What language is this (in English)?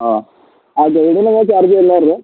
Malayalam